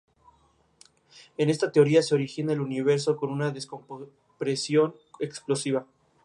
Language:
Spanish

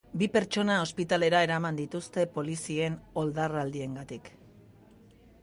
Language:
Basque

